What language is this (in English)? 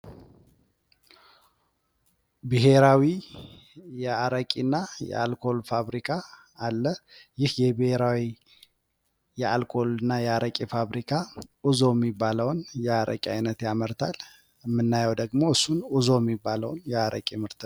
Amharic